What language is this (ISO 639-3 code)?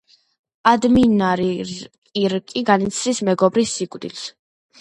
kat